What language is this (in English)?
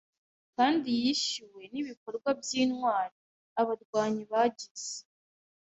Kinyarwanda